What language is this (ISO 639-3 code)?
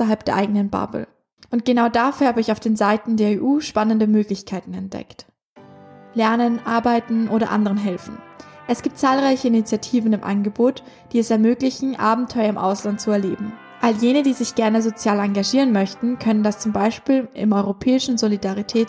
deu